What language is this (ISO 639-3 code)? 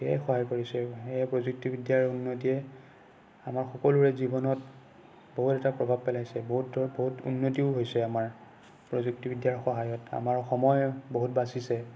asm